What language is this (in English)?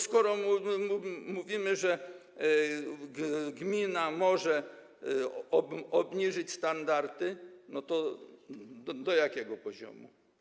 Polish